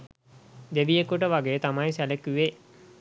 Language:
Sinhala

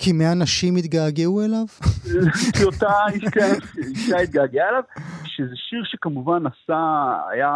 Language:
Hebrew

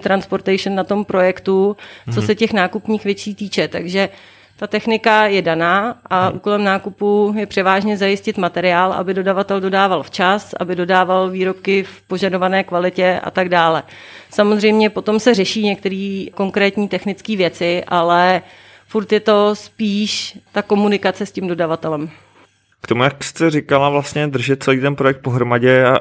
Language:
Czech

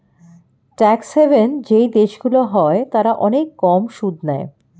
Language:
Bangla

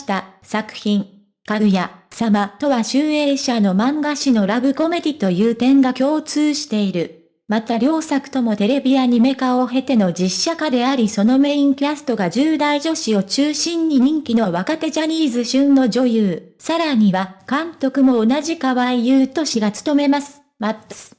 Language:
Japanese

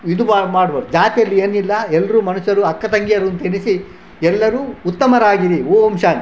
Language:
Kannada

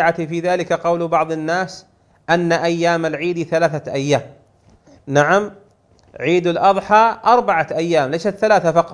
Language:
Arabic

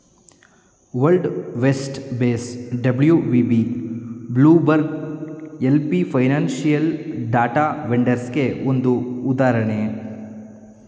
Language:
Kannada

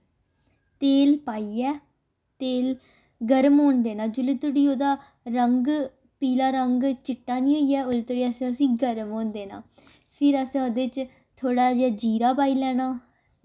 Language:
Dogri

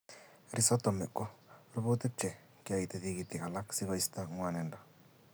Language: Kalenjin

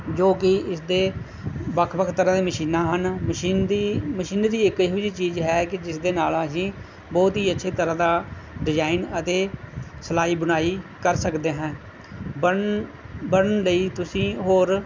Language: Punjabi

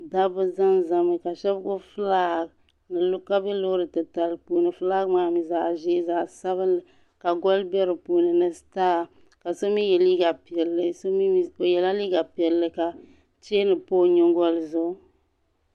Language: Dagbani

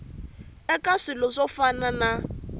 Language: Tsonga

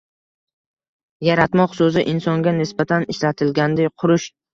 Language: Uzbek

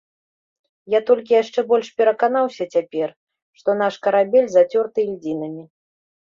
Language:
Belarusian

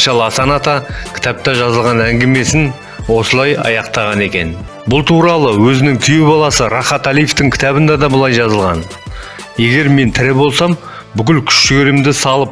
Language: Kazakh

